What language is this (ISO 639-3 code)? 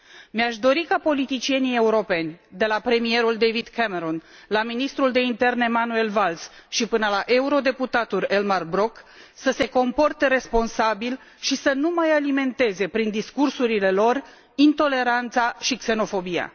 ron